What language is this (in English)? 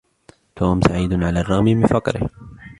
Arabic